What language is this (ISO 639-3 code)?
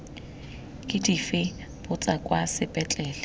tsn